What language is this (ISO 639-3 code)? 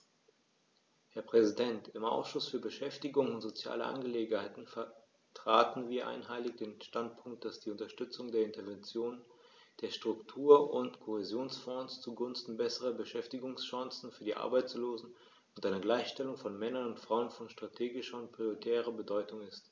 deu